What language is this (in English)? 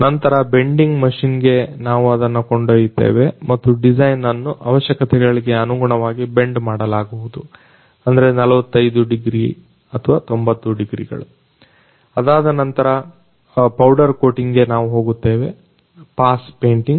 Kannada